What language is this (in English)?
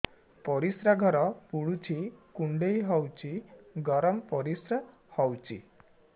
Odia